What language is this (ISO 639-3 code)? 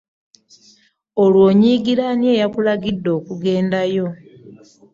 lug